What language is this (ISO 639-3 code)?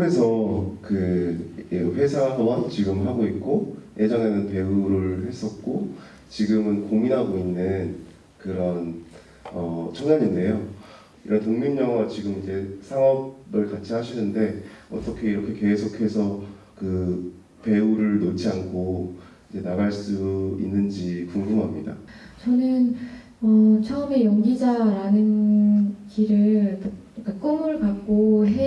kor